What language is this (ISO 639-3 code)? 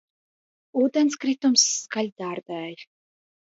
lav